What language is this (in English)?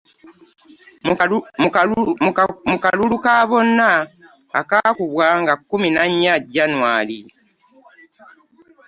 Ganda